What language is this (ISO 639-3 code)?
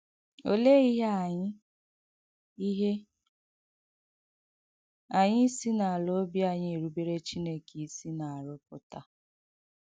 ibo